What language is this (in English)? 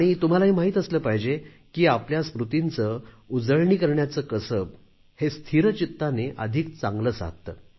Marathi